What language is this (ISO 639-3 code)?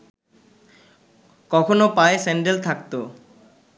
ben